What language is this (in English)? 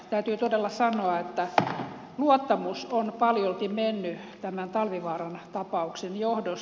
Finnish